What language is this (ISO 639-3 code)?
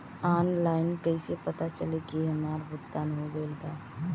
bho